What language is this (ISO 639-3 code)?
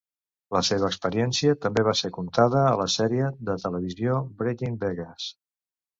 cat